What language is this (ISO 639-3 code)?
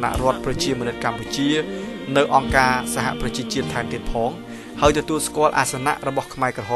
tha